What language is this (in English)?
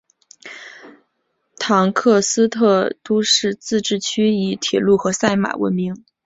Chinese